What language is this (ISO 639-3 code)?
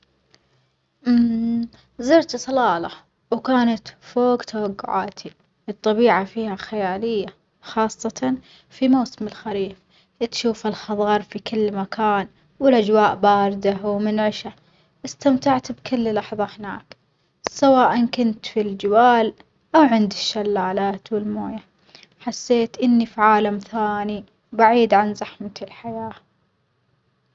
acx